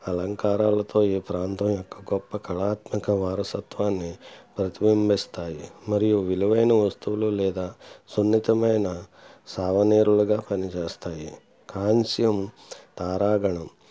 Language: Telugu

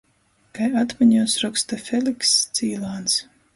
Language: Latgalian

